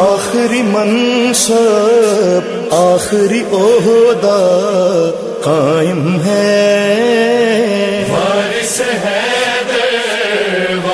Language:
Arabic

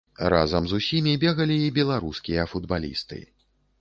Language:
Belarusian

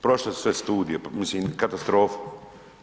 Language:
Croatian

